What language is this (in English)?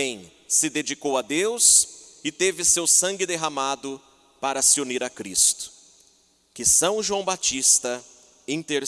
Portuguese